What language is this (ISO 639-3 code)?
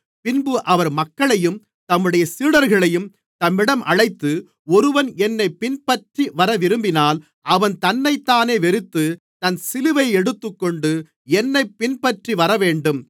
tam